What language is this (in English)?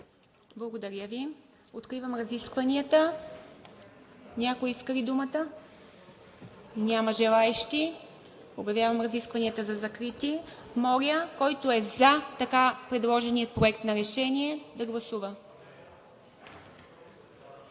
Bulgarian